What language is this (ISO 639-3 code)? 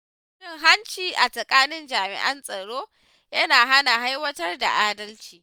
hau